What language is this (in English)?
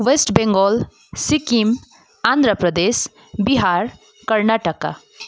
Nepali